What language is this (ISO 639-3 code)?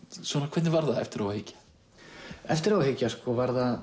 isl